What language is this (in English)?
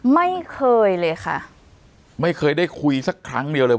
Thai